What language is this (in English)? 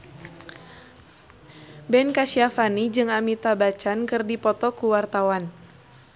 Sundanese